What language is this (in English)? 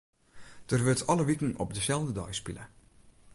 Western Frisian